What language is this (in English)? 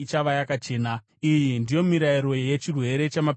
Shona